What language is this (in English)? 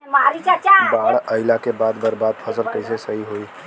Bhojpuri